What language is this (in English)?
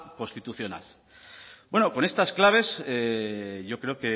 Spanish